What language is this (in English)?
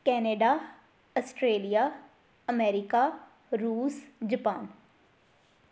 Punjabi